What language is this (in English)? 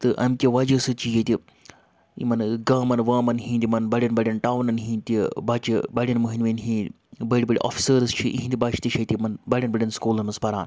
Kashmiri